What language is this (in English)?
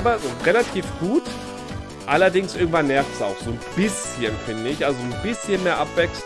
German